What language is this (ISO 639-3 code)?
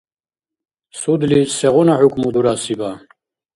dar